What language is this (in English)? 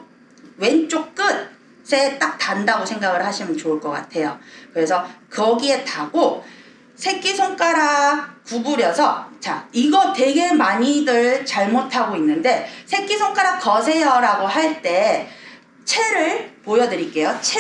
Korean